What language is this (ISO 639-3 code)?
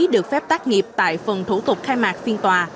vie